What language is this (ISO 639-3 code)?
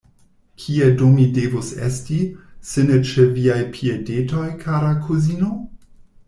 epo